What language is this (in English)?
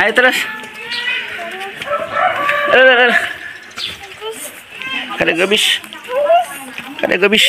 Indonesian